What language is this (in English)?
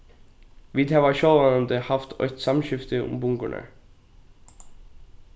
Faroese